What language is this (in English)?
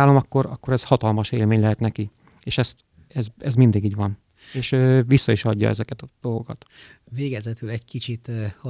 Hungarian